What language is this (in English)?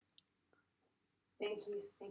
Welsh